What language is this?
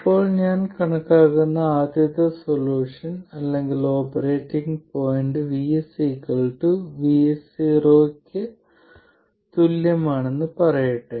Malayalam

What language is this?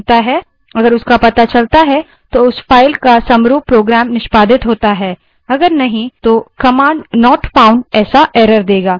Hindi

